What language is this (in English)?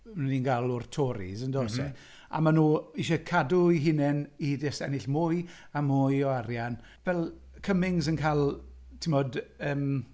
Welsh